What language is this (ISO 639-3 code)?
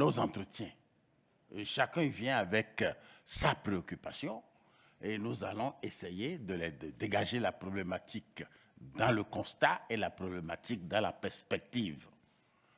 fra